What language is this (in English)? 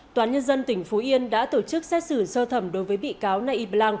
Vietnamese